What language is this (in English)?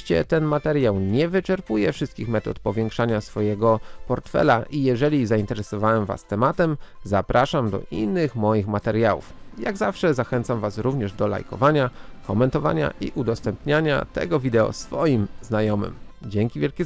Polish